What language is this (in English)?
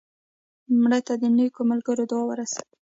Pashto